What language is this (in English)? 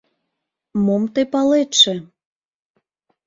Mari